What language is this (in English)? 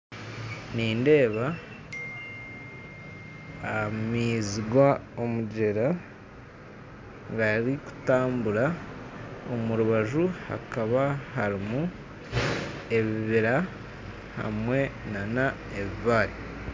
Nyankole